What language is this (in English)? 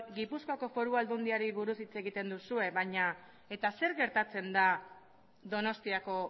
Basque